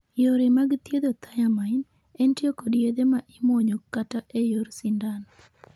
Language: Luo (Kenya and Tanzania)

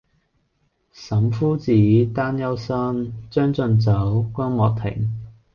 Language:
Cantonese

